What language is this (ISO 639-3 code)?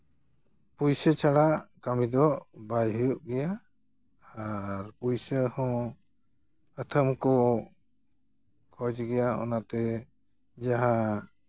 sat